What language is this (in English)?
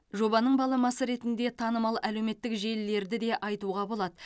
Kazakh